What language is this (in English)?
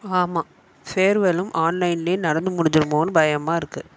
Tamil